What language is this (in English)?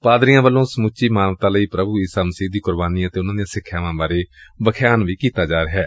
Punjabi